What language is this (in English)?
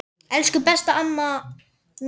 Icelandic